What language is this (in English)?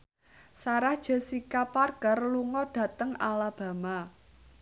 Javanese